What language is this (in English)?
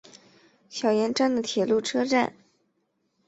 Chinese